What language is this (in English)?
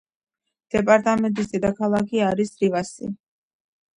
Georgian